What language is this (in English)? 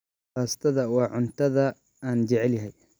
Somali